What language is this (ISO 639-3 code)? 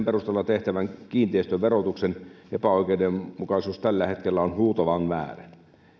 fin